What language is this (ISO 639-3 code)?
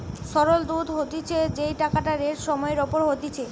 ben